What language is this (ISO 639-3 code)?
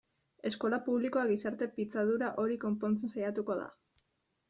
eus